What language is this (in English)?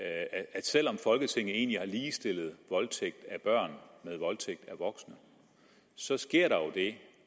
Danish